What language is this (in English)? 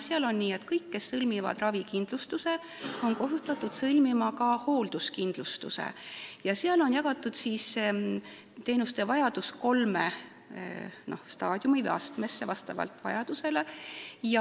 Estonian